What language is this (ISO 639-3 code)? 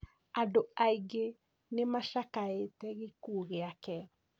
kik